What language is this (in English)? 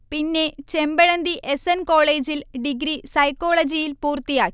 Malayalam